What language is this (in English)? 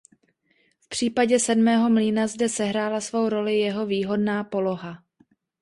Czech